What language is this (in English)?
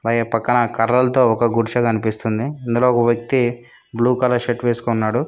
Telugu